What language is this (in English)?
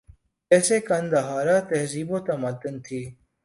Urdu